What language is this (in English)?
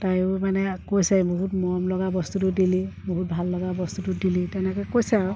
Assamese